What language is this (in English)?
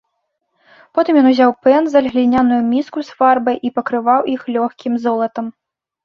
Belarusian